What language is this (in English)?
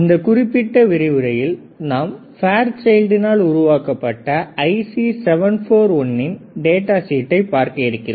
Tamil